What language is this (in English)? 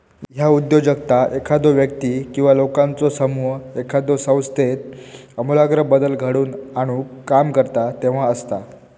Marathi